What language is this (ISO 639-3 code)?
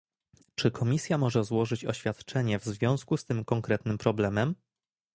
pol